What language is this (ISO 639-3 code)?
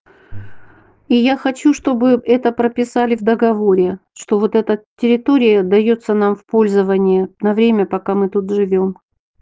rus